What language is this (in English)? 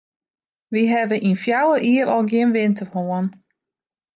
Western Frisian